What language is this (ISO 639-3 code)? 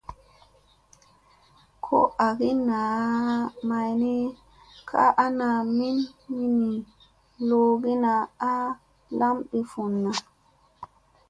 mse